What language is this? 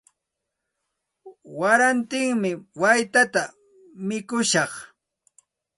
Santa Ana de Tusi Pasco Quechua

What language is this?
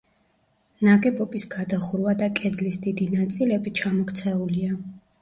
Georgian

